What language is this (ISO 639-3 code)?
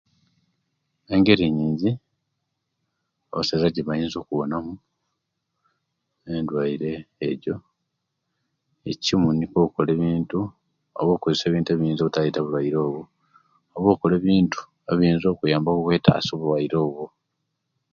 lke